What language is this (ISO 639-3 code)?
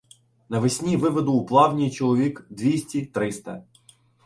ukr